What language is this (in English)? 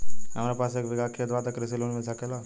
Bhojpuri